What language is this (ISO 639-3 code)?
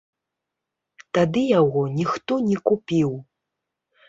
bel